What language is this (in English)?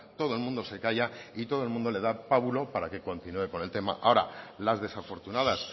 Spanish